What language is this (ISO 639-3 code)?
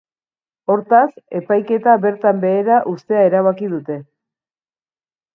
eus